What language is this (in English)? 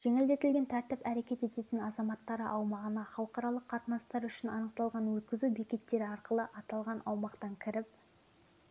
Kazakh